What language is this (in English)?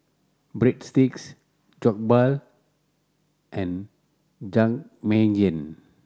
English